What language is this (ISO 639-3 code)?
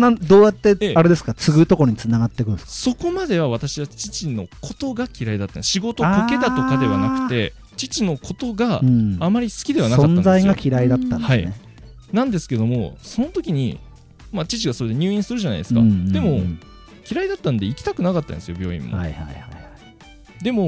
jpn